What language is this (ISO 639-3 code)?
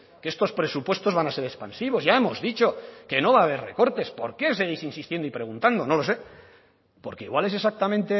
spa